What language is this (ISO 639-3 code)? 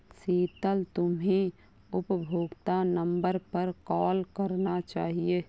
hin